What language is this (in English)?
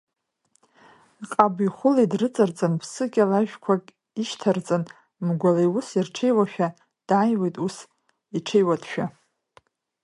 Abkhazian